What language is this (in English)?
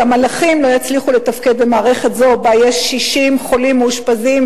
Hebrew